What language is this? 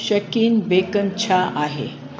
Sindhi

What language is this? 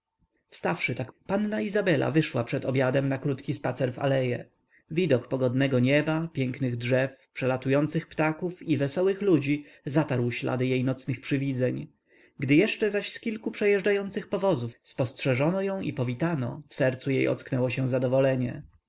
Polish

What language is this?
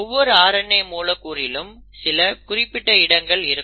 Tamil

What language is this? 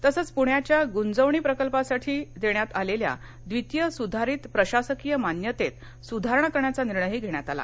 Marathi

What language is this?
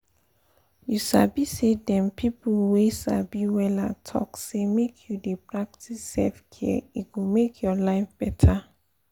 Nigerian Pidgin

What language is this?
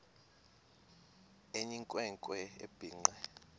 Xhosa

